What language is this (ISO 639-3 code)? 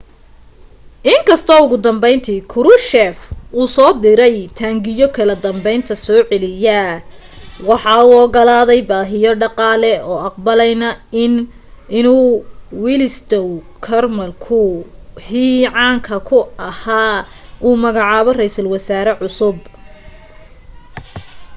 som